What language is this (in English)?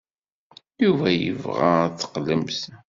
Kabyle